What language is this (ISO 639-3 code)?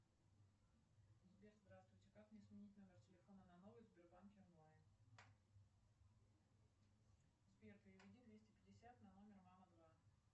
rus